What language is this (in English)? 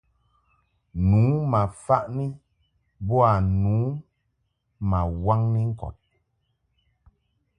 Mungaka